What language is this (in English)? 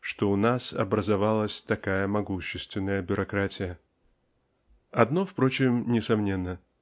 Russian